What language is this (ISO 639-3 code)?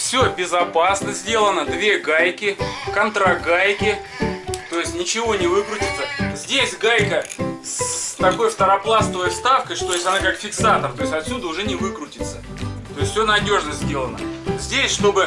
rus